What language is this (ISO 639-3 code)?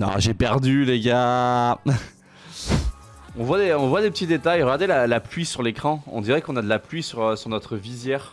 fra